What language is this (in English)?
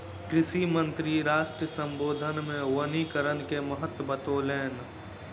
Maithili